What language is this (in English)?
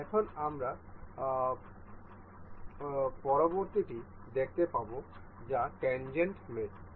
Bangla